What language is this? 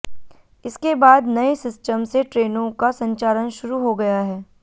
Hindi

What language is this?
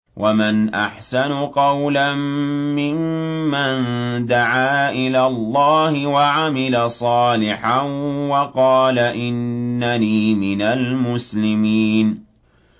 Arabic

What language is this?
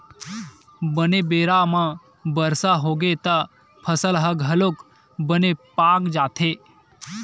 Chhattisgarhi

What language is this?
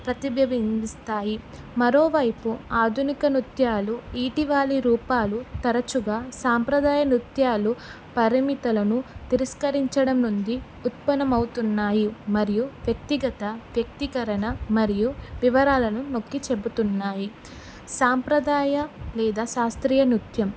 Telugu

